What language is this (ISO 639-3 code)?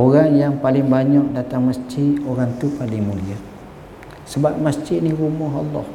msa